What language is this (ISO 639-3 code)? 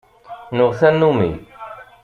kab